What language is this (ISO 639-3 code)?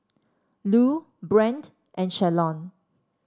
eng